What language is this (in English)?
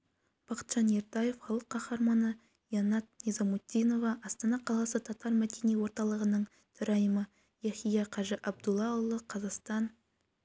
Kazakh